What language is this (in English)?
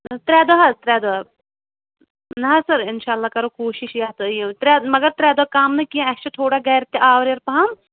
Kashmiri